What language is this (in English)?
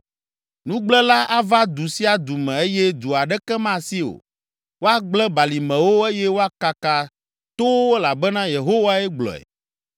Ewe